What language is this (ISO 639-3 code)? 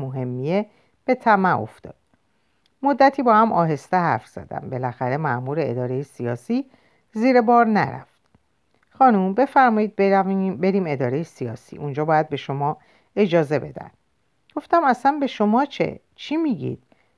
fas